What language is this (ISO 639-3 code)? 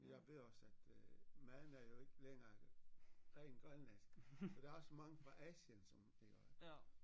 dan